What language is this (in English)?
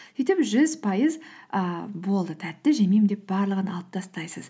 Kazakh